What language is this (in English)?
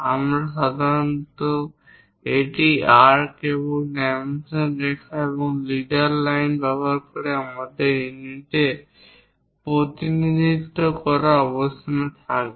Bangla